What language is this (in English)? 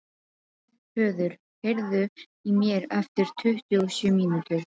Icelandic